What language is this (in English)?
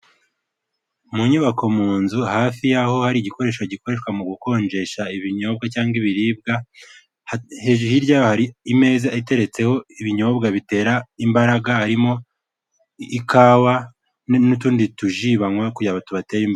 Kinyarwanda